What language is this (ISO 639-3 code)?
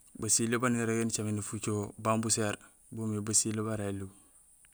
gsl